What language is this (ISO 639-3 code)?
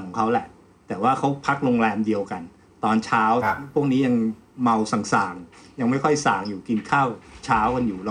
tha